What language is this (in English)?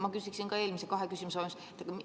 Estonian